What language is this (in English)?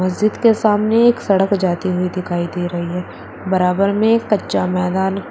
Hindi